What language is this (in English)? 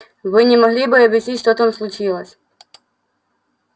Russian